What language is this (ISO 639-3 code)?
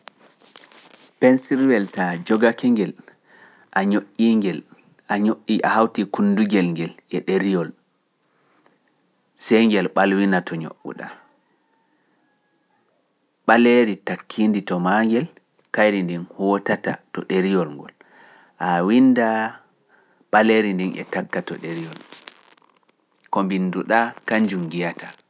fuf